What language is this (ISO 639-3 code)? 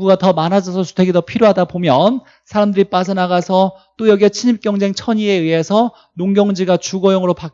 kor